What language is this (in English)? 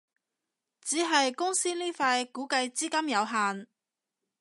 Cantonese